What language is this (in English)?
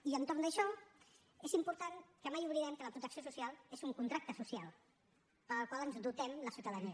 Catalan